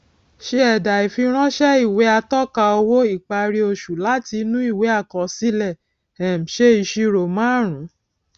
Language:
Yoruba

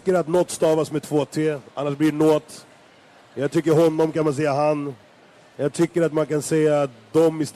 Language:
Swedish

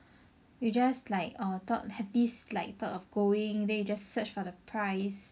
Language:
English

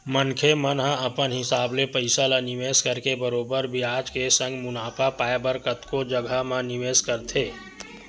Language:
Chhattisgarhi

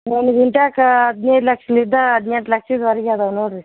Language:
Kannada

